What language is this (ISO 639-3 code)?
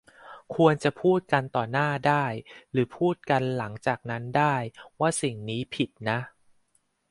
tha